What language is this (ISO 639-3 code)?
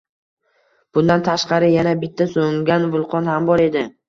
uzb